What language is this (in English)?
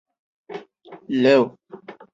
Chinese